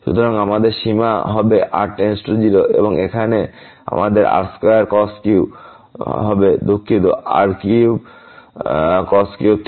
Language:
Bangla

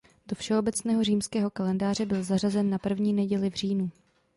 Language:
Czech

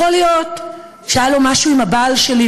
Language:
Hebrew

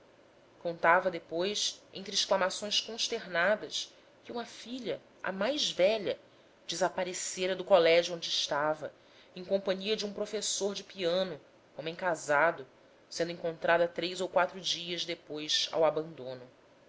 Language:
Portuguese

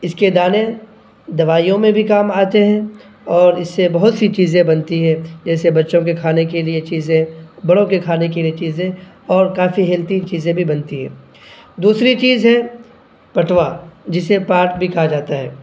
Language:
Urdu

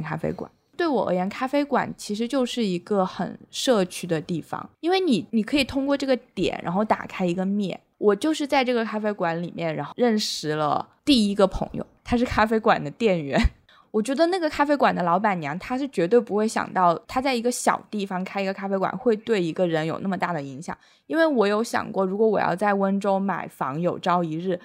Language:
Chinese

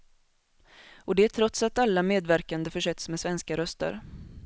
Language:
Swedish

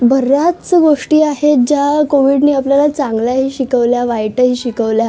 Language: Marathi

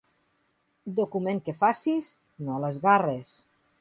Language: Catalan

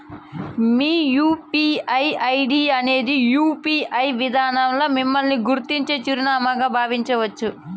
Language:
Telugu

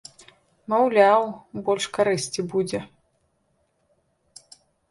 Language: Belarusian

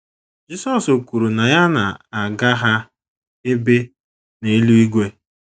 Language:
Igbo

